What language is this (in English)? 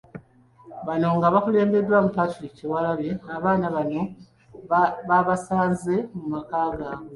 Ganda